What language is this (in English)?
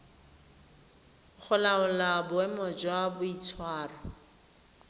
Tswana